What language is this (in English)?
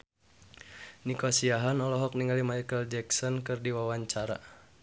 Sundanese